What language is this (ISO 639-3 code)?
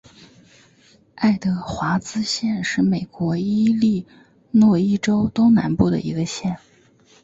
zho